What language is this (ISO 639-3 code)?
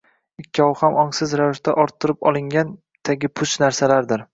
uzb